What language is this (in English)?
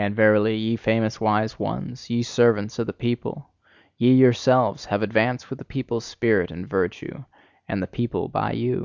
English